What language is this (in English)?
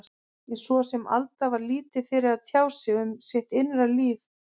Icelandic